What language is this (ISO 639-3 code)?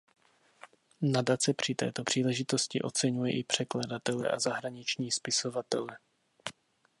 ces